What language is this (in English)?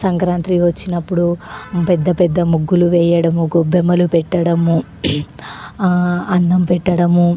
Telugu